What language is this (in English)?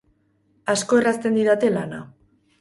Basque